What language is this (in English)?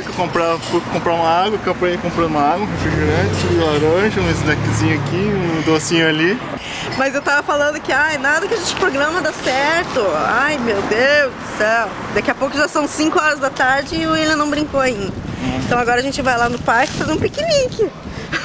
Portuguese